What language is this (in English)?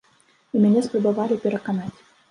Belarusian